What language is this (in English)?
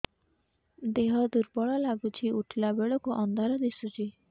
Odia